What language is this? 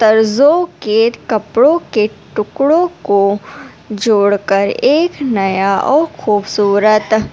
Urdu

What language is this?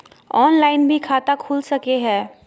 Magahi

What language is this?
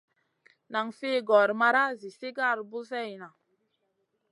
Masana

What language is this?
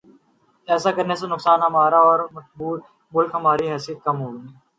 Urdu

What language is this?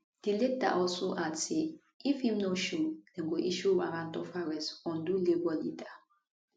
Nigerian Pidgin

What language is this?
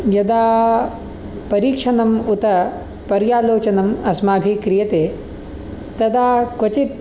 Sanskrit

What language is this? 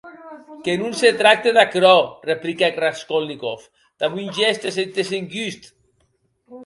Occitan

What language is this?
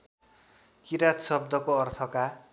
Nepali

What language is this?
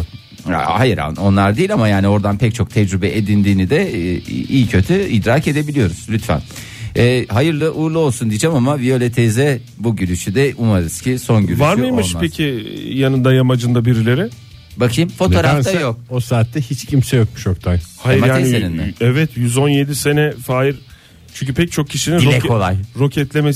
Turkish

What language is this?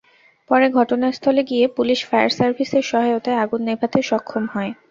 Bangla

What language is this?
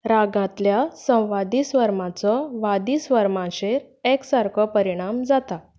Konkani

